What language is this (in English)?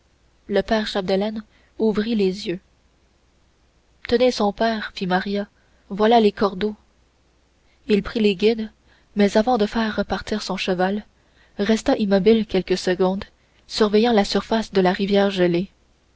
French